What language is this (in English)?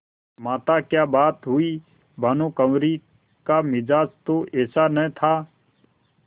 Hindi